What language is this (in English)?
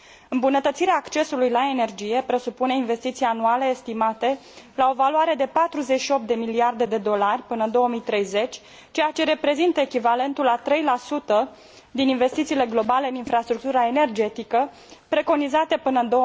Romanian